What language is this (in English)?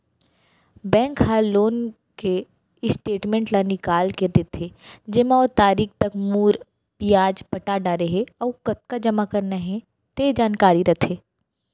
Chhattisgarhi